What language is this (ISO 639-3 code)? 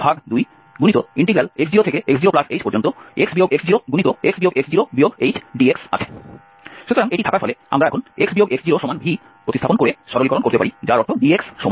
ben